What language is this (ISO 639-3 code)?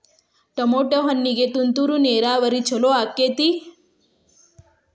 kan